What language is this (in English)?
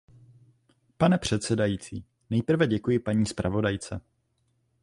Czech